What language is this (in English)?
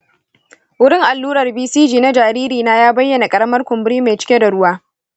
Hausa